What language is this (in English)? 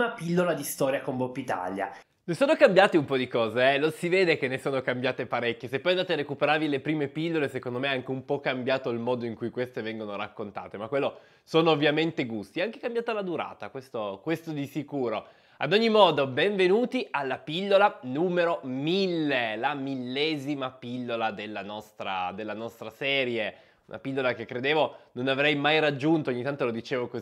Italian